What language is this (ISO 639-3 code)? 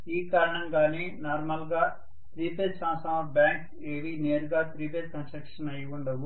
tel